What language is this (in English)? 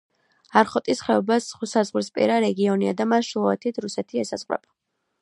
Georgian